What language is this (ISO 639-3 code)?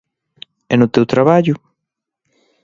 glg